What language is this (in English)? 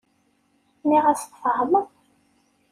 Kabyle